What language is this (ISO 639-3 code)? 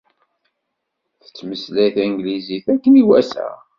kab